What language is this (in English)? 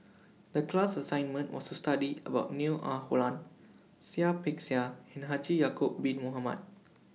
English